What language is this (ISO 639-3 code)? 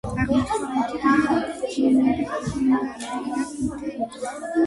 kat